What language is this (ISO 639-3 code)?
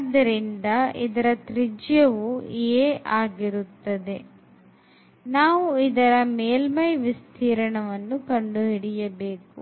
kan